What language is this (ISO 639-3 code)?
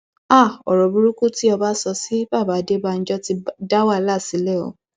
yor